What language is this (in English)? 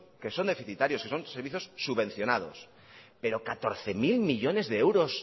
Spanish